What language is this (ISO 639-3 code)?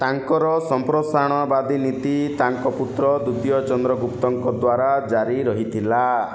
ori